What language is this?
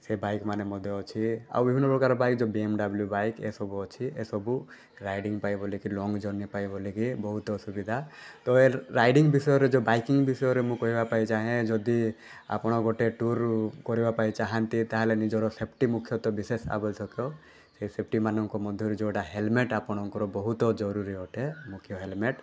Odia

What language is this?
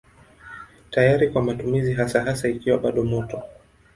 Swahili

